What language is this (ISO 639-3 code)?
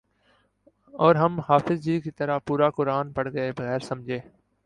urd